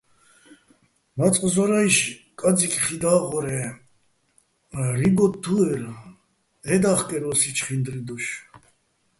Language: Bats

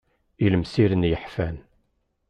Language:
Kabyle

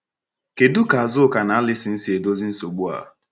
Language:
Igbo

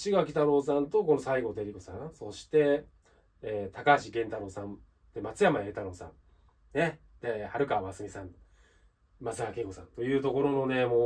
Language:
Japanese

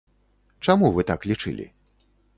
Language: Belarusian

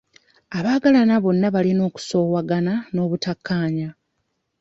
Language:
Ganda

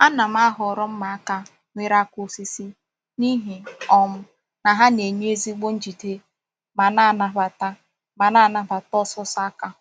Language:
Igbo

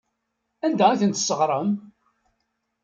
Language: Kabyle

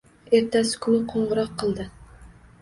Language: Uzbek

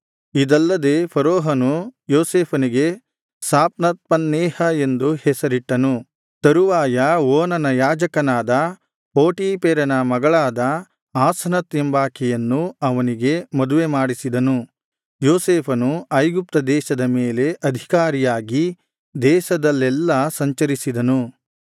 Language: Kannada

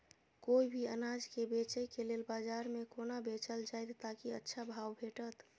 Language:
Maithili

